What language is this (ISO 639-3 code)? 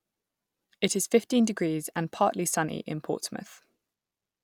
eng